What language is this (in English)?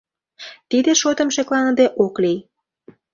Mari